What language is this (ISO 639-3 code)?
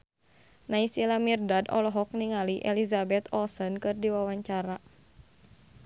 sun